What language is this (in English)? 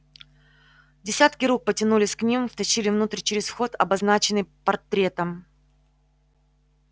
Russian